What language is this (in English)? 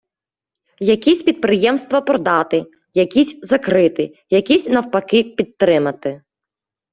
Ukrainian